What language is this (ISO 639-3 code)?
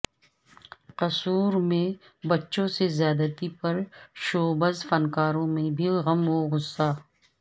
urd